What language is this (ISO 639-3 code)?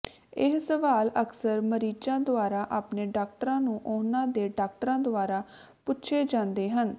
pan